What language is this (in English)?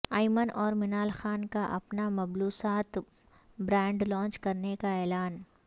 Urdu